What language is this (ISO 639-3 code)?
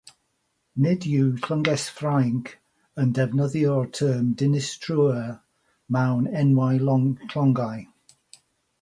cym